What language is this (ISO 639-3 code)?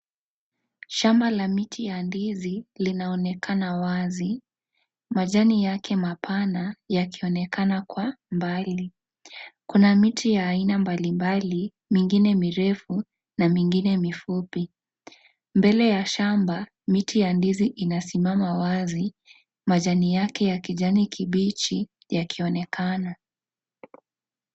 swa